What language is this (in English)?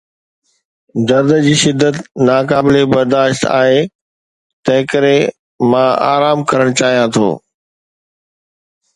Sindhi